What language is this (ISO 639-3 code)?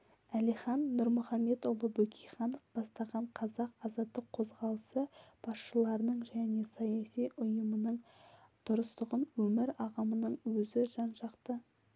kaz